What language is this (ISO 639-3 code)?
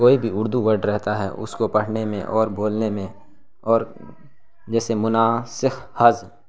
urd